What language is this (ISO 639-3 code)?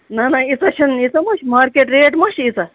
kas